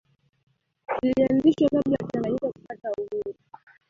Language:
Swahili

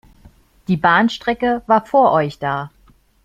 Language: German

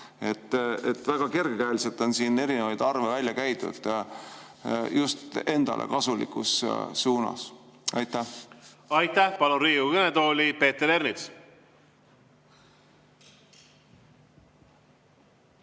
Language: Estonian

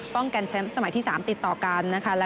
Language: Thai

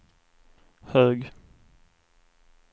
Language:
Swedish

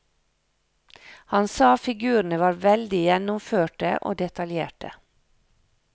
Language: Norwegian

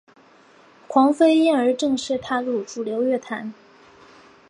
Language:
Chinese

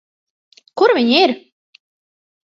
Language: Latvian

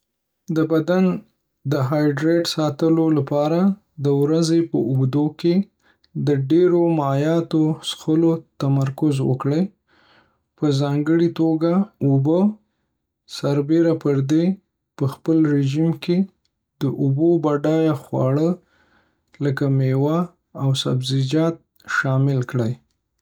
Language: Pashto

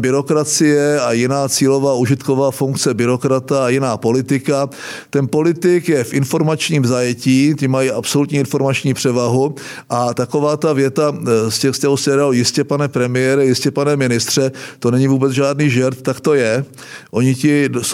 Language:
Czech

